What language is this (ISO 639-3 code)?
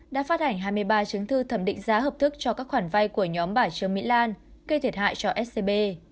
vie